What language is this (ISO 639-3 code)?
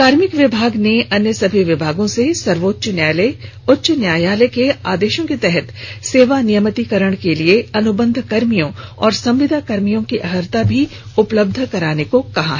hin